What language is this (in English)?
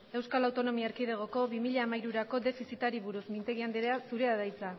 Basque